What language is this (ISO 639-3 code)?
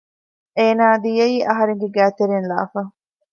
div